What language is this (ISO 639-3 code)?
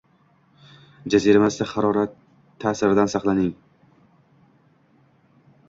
uzb